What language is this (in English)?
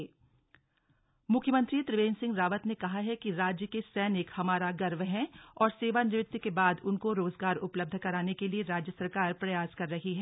Hindi